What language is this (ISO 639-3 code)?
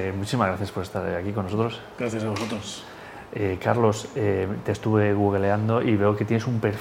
spa